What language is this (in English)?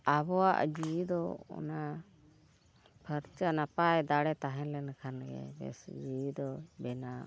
Santali